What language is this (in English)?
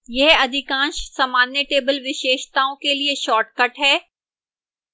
Hindi